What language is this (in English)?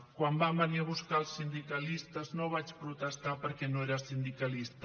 Catalan